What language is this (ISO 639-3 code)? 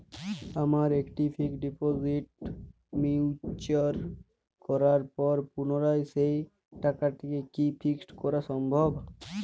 ben